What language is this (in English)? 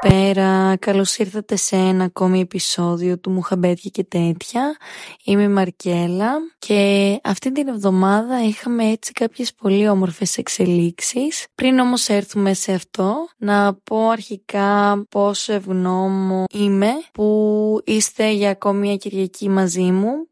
Greek